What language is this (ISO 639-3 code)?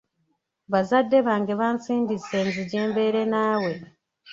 lug